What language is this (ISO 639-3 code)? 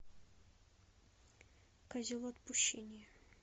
rus